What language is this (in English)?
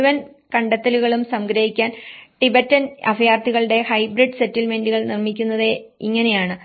Malayalam